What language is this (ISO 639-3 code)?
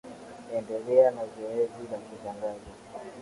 swa